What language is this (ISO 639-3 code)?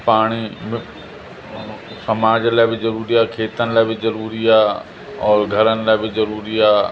snd